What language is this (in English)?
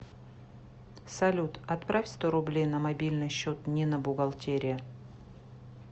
Russian